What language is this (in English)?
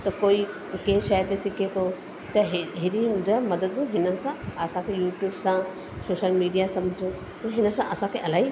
Sindhi